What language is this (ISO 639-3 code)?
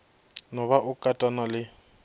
nso